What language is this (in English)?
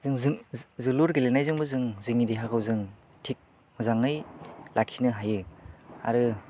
Bodo